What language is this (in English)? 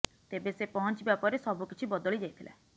Odia